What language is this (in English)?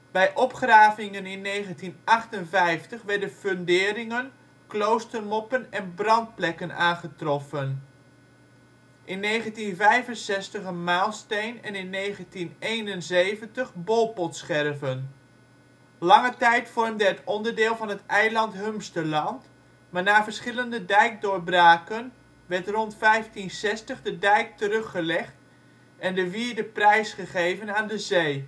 Dutch